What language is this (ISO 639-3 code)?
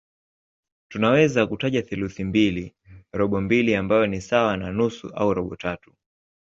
swa